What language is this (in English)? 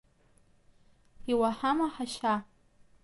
Abkhazian